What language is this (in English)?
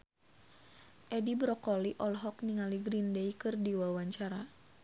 Sundanese